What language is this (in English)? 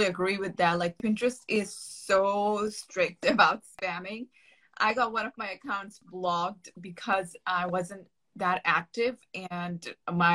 English